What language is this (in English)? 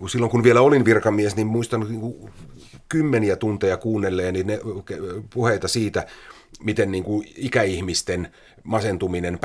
Finnish